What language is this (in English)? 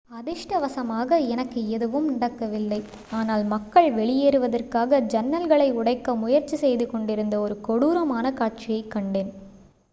Tamil